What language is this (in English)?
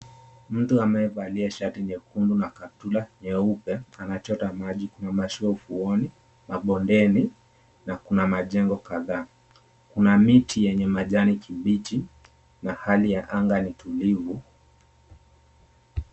Swahili